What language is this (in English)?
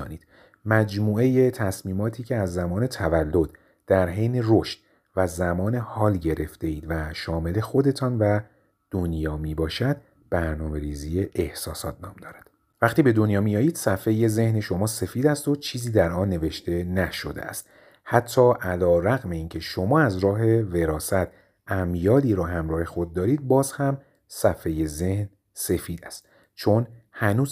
Persian